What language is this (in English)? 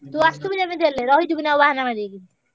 Odia